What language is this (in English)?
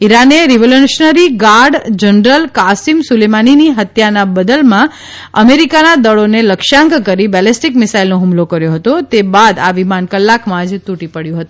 Gujarati